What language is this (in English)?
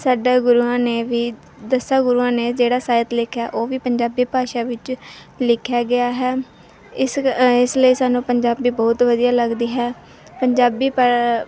Punjabi